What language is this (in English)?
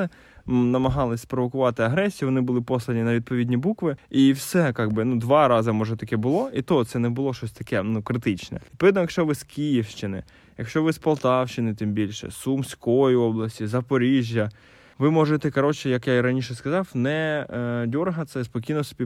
Ukrainian